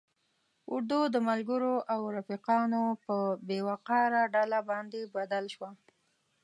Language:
Pashto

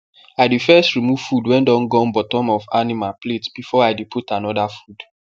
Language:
Nigerian Pidgin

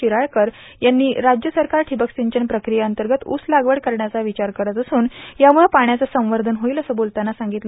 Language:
Marathi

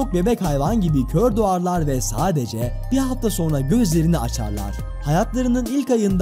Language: Turkish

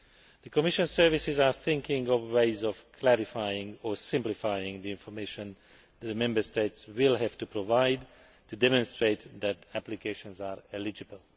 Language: English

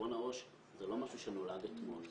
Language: Hebrew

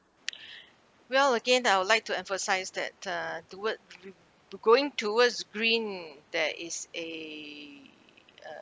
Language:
English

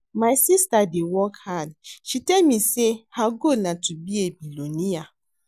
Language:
Nigerian Pidgin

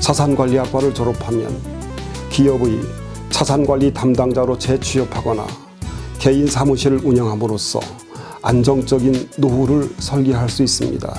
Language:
Korean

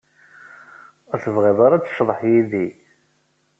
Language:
Kabyle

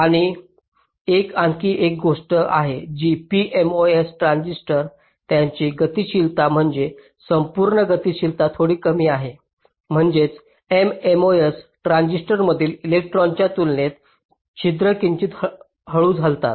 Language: Marathi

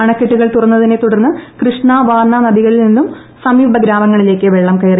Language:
Malayalam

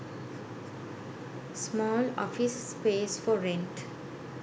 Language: Sinhala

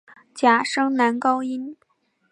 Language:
Chinese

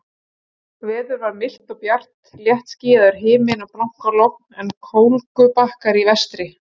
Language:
Icelandic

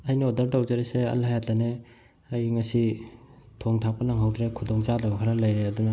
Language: Manipuri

